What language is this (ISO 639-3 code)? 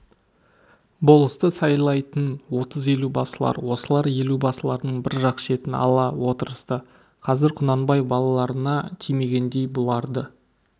kaz